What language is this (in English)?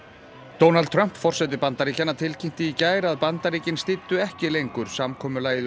Icelandic